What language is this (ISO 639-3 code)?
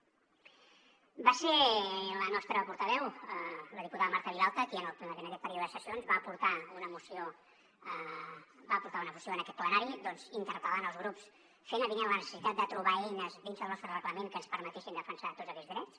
cat